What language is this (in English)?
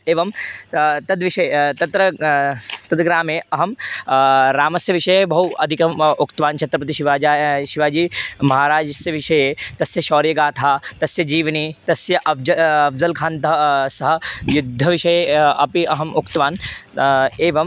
Sanskrit